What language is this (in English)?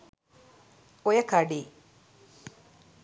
Sinhala